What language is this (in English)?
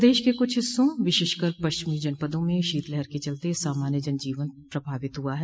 Hindi